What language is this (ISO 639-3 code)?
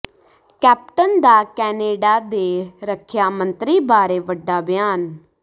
pan